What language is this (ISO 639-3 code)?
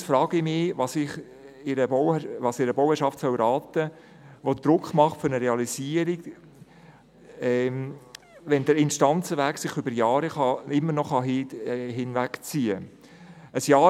gsw